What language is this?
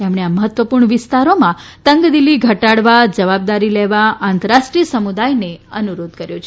Gujarati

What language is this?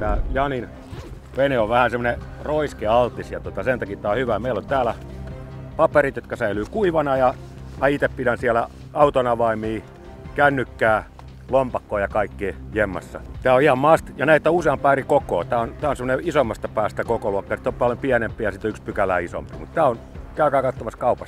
Finnish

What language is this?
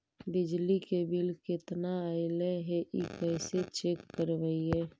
Magahi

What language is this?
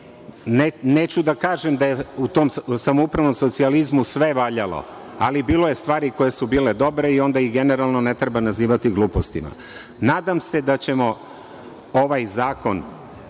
Serbian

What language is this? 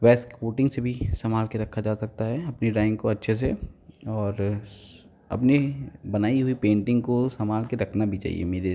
Hindi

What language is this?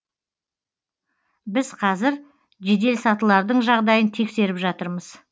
Kazakh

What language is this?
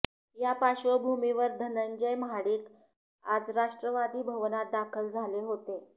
Marathi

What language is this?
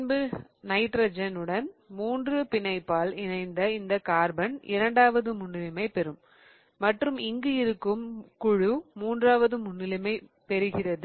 Tamil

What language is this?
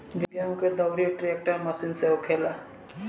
Bhojpuri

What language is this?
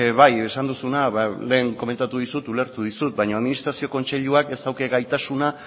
Basque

